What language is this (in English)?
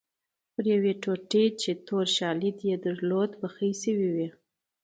Pashto